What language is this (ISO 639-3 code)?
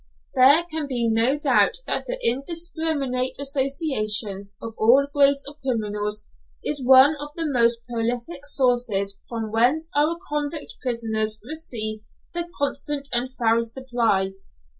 eng